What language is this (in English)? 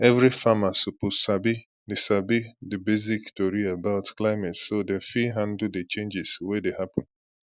Nigerian Pidgin